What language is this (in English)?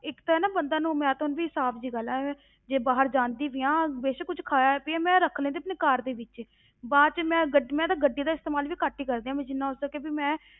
Punjabi